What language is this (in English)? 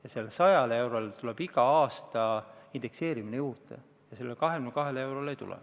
Estonian